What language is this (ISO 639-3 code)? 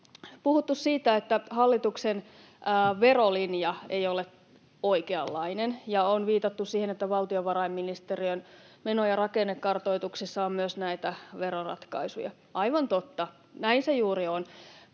fin